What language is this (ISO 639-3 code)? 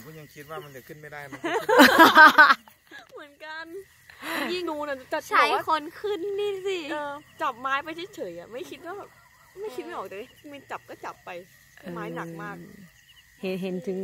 tha